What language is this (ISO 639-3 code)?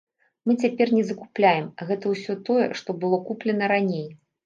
bel